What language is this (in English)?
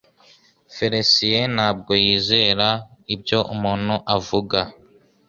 Kinyarwanda